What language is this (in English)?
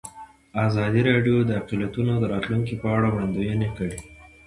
Pashto